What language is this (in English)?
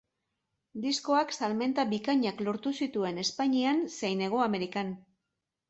Basque